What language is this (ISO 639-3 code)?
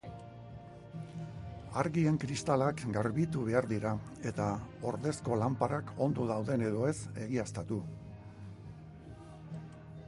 eus